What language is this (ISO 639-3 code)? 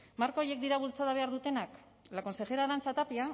eus